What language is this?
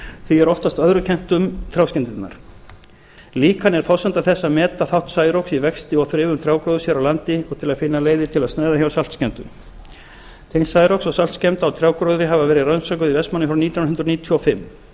Icelandic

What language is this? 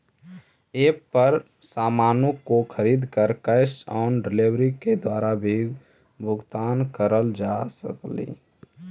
Magahi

